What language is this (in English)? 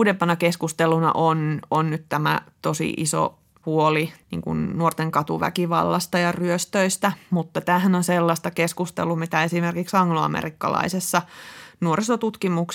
Finnish